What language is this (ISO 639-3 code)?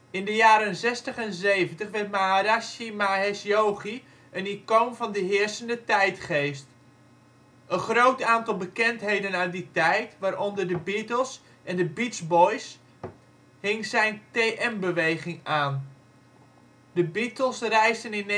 nld